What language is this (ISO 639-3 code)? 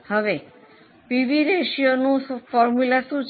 guj